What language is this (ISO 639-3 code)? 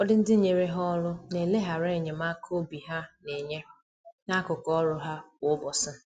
ibo